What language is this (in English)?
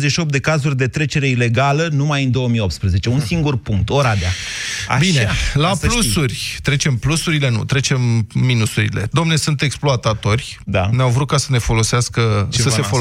Romanian